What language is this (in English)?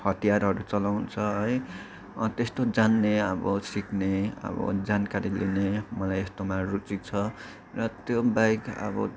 Nepali